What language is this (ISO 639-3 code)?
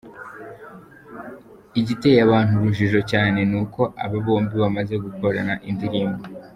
kin